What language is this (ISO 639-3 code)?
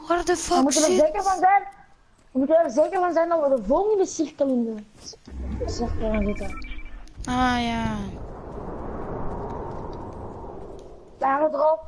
nld